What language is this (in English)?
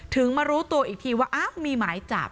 Thai